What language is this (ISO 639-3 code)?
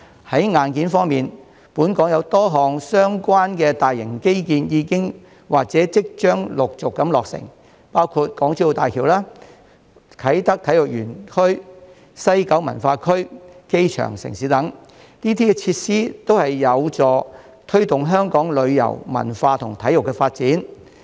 yue